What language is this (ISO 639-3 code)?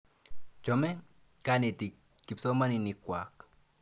kln